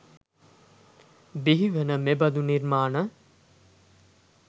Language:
Sinhala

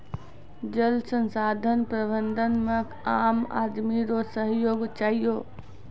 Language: Maithili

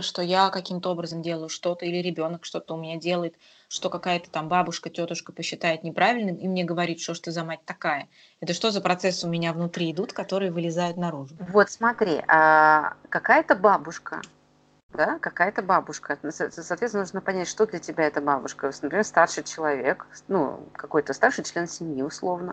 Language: Russian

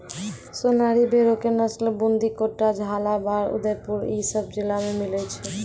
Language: Maithili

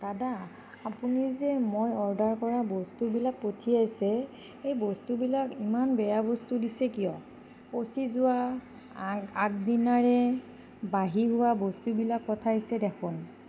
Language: Assamese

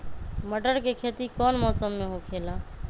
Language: Magahi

